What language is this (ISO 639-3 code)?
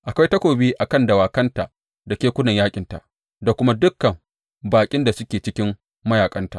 hau